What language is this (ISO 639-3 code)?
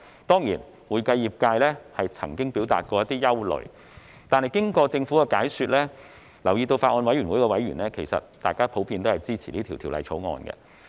yue